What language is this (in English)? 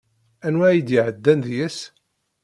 Kabyle